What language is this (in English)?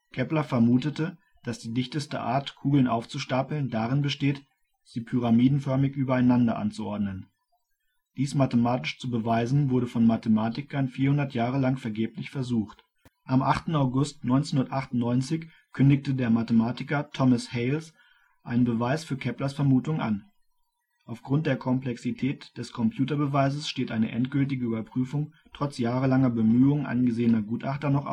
German